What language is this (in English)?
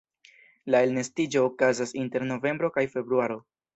Esperanto